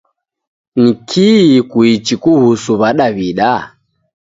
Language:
Taita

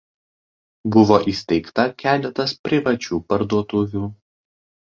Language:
Lithuanian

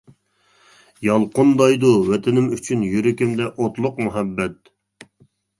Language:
Uyghur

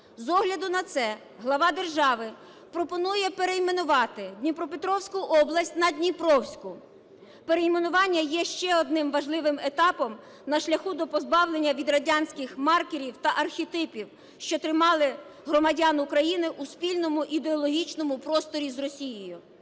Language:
Ukrainian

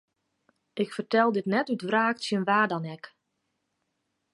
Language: Western Frisian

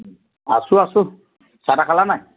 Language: Assamese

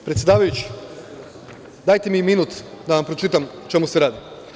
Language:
Serbian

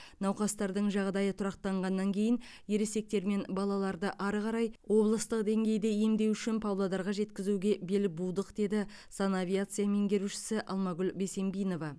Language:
Kazakh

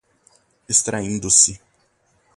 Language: Portuguese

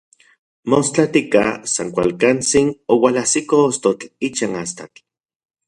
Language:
Central Puebla Nahuatl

